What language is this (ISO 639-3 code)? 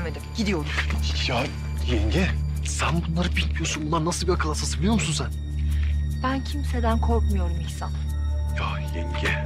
tur